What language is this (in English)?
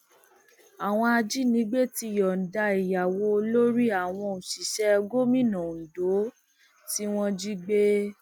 Yoruba